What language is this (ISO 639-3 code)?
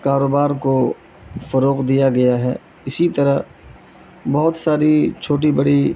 urd